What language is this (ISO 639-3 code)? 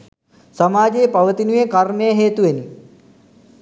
sin